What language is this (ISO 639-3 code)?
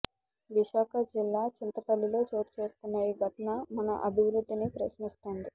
tel